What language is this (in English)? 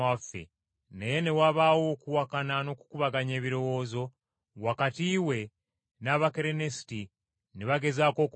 Ganda